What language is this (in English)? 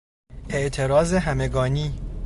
Persian